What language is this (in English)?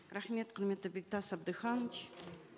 Kazakh